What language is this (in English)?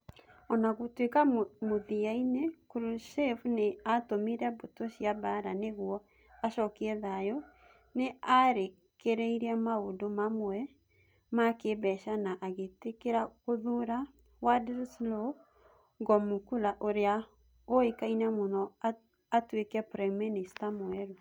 Kikuyu